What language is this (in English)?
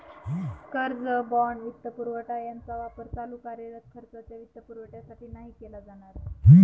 Marathi